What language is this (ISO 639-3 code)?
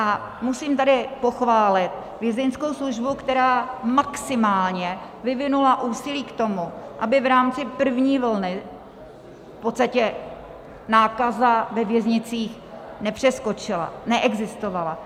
ces